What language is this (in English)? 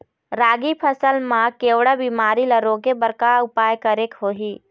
Chhattisgarhi